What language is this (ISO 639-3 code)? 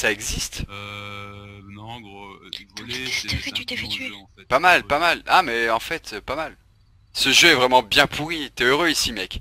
fra